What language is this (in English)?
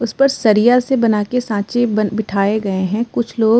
Hindi